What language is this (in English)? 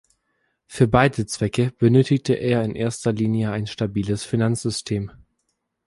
German